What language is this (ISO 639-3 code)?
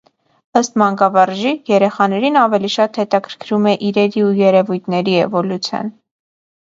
hye